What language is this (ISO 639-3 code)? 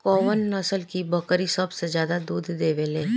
bho